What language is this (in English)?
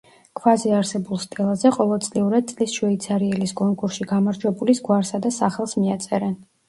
Georgian